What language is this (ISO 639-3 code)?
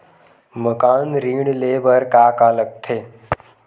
hne